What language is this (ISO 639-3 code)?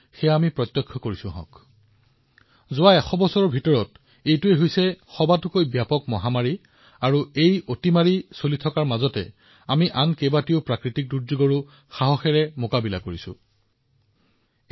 asm